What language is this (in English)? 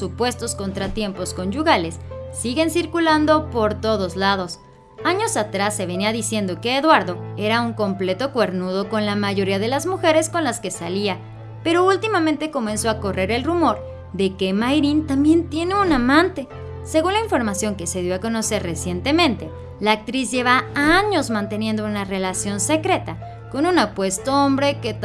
Spanish